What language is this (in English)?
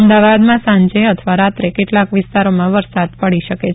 Gujarati